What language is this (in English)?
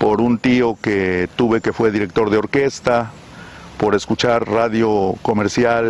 Spanish